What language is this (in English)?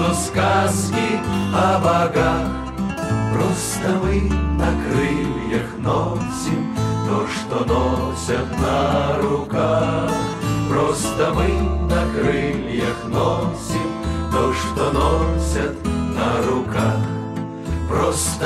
Russian